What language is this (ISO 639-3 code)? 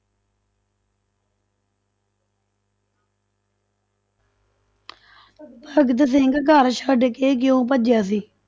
pan